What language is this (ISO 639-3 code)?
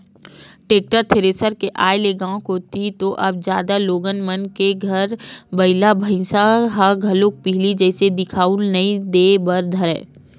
hne